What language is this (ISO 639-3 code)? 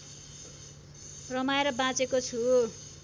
nep